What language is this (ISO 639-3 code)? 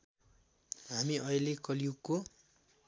nep